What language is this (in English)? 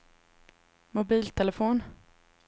Swedish